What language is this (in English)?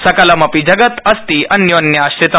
Sanskrit